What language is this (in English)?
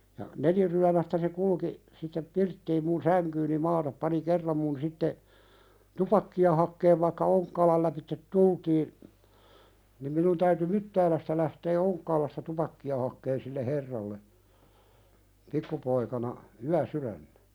Finnish